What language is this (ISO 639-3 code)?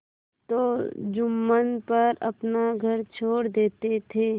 hin